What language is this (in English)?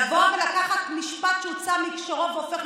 Hebrew